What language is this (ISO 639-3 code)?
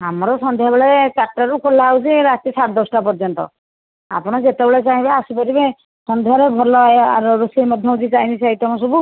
ori